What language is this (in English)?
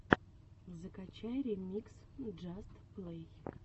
Russian